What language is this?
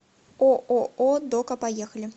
Russian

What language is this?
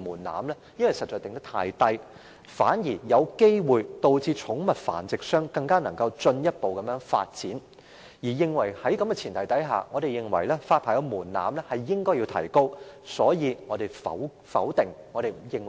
Cantonese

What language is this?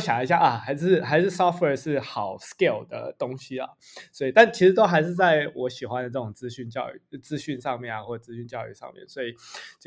Chinese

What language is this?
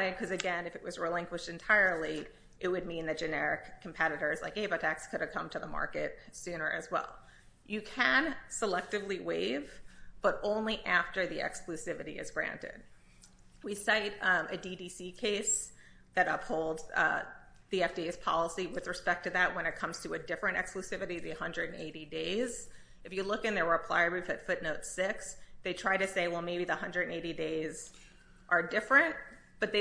English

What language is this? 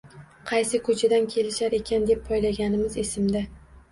Uzbek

